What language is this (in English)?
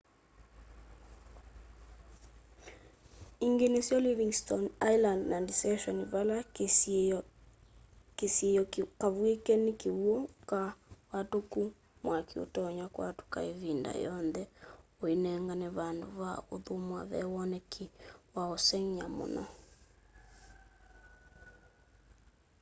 Kamba